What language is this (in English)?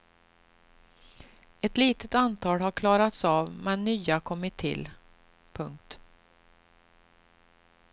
Swedish